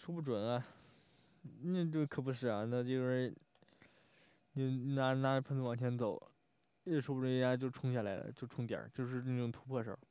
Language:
Chinese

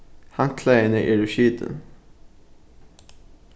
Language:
Faroese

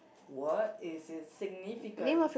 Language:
English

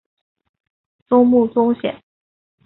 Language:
Chinese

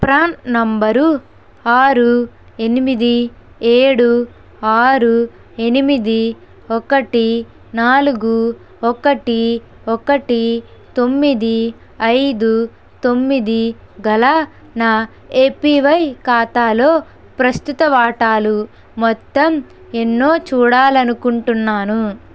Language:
Telugu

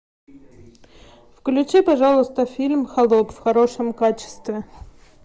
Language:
Russian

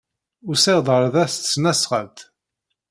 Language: Kabyle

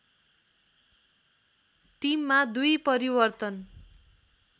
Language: Nepali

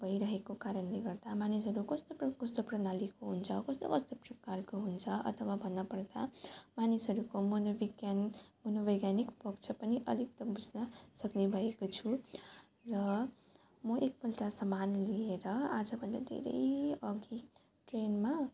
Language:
Nepali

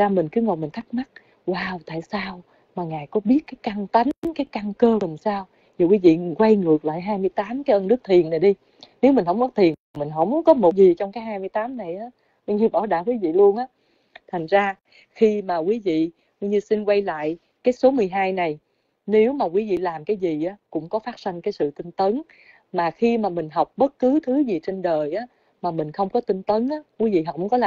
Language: Vietnamese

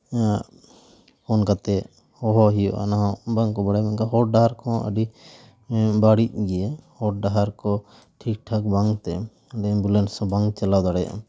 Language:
Santali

